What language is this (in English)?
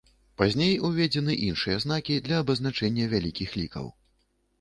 Belarusian